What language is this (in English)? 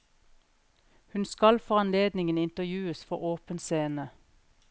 Norwegian